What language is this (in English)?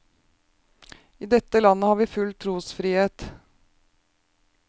Norwegian